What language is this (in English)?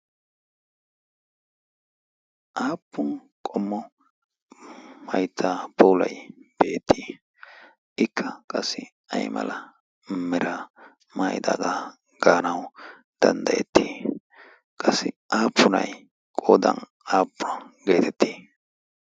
Wolaytta